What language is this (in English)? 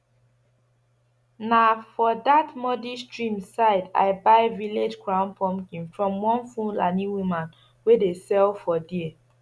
Nigerian Pidgin